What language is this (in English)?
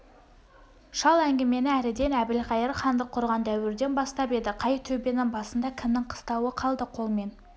Kazakh